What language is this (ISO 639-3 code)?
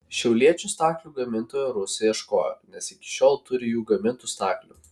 lit